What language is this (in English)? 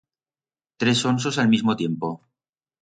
Aragonese